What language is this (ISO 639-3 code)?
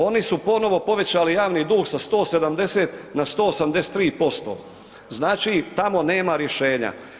hrv